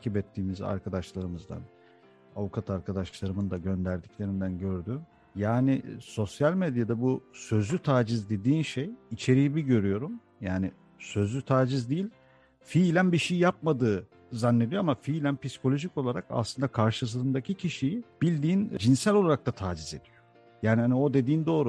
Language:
Turkish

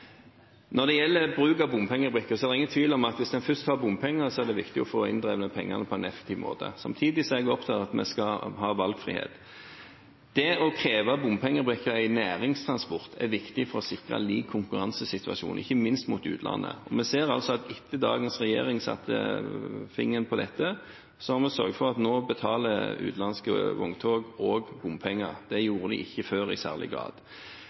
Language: Norwegian Bokmål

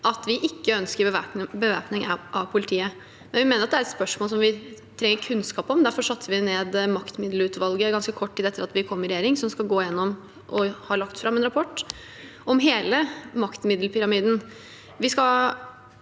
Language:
Norwegian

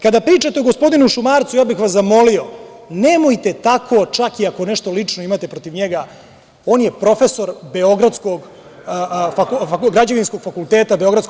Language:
Serbian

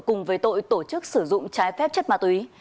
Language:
Vietnamese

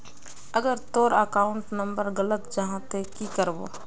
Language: Magahi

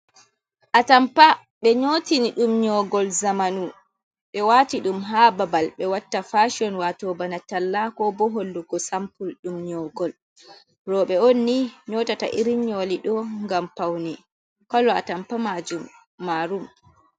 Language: Fula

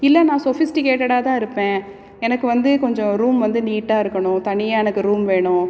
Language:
Tamil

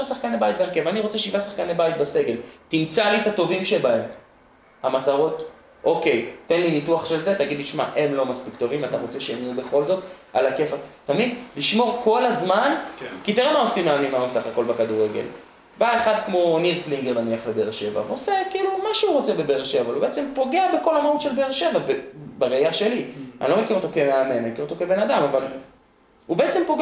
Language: Hebrew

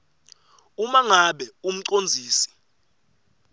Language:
Swati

